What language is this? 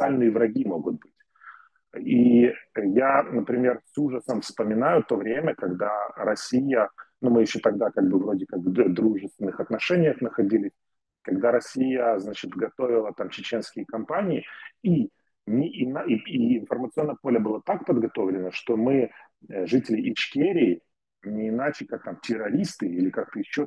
Russian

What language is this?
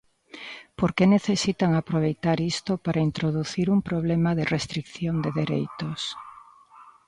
Galician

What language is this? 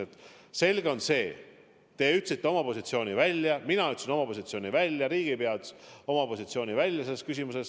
Estonian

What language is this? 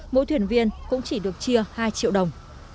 Vietnamese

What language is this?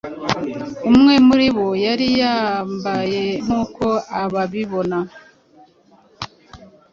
Kinyarwanda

